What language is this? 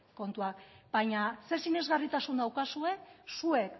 Basque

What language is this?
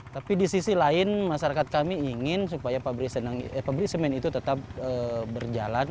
Indonesian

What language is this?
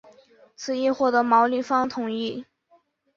Chinese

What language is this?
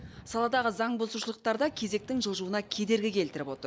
Kazakh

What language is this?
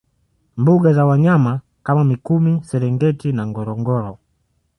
Swahili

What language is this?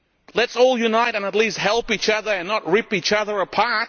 English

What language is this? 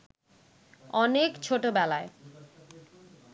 Bangla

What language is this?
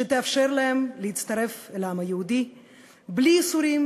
Hebrew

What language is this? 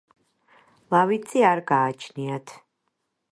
Georgian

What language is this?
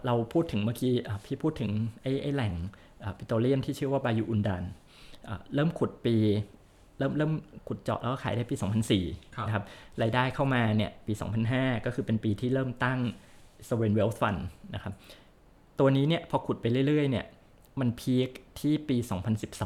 Thai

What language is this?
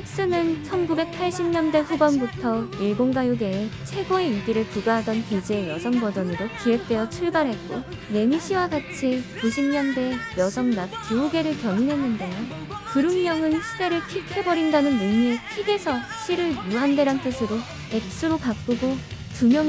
Korean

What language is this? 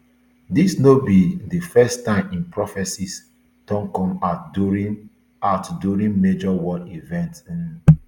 Nigerian Pidgin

